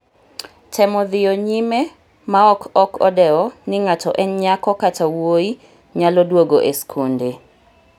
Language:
Luo (Kenya and Tanzania)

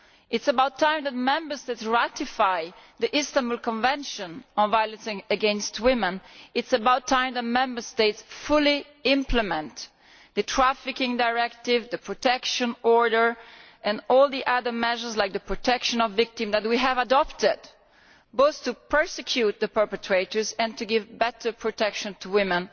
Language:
English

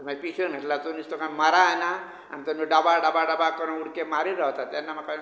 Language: Konkani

